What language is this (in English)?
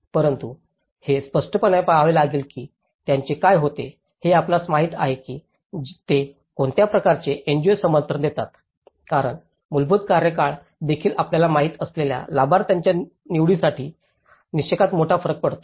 Marathi